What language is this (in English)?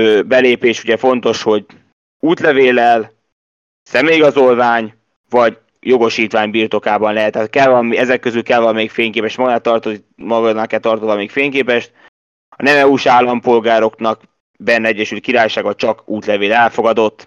Hungarian